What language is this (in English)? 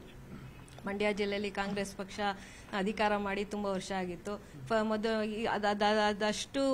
Kannada